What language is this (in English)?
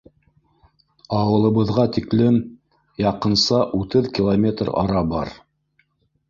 Bashkir